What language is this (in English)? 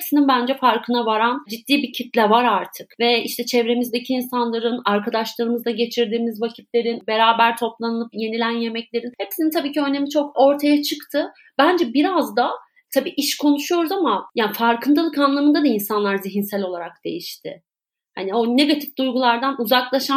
Turkish